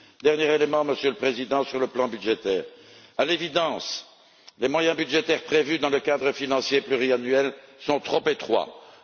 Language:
French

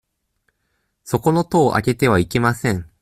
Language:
Japanese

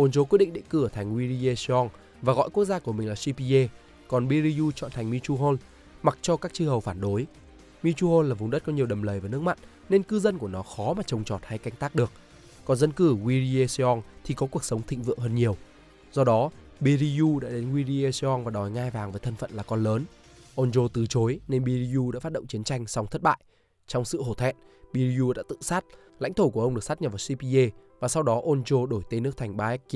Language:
Vietnamese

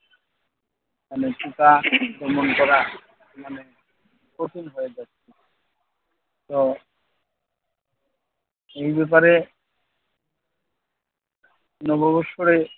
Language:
Bangla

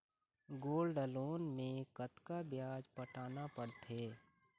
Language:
Chhattisgarhi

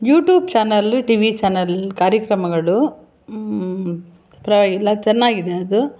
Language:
Kannada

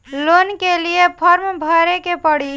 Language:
Bhojpuri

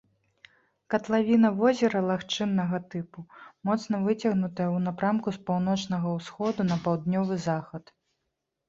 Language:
Belarusian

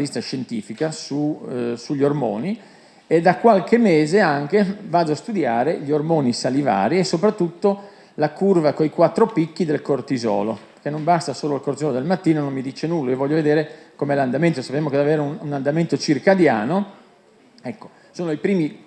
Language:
Italian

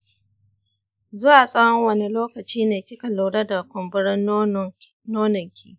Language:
Hausa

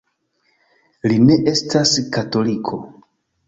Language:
Esperanto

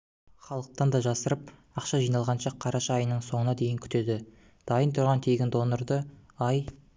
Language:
Kazakh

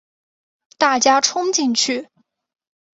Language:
Chinese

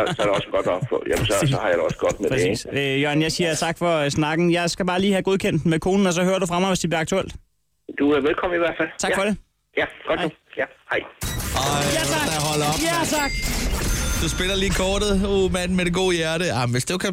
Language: Danish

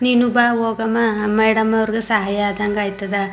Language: Kannada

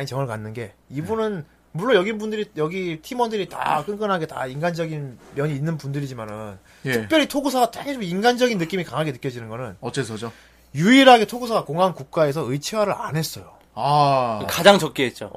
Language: Korean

